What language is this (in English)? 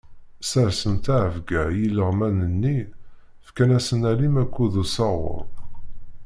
Kabyle